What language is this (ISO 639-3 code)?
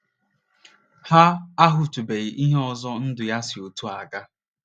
ibo